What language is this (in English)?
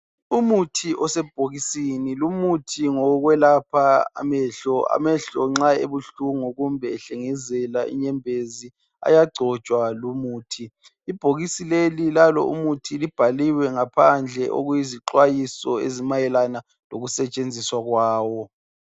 North Ndebele